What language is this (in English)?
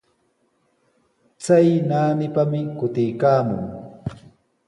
Sihuas Ancash Quechua